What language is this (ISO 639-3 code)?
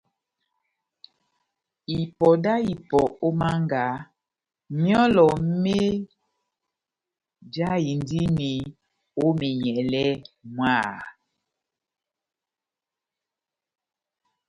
bnm